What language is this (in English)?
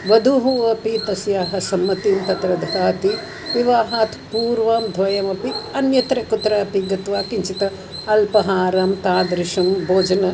Sanskrit